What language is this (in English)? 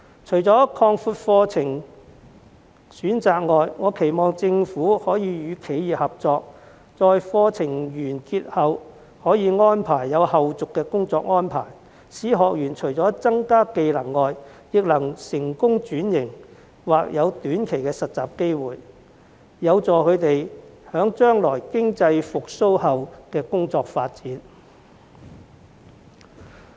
Cantonese